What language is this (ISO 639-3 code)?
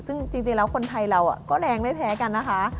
tha